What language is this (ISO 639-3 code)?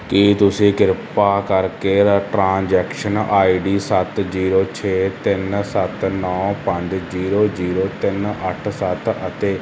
pan